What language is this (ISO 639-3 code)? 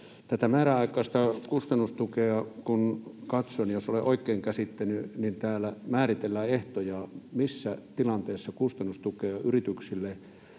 fin